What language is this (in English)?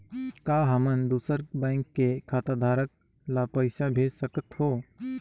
Chhattisgarhi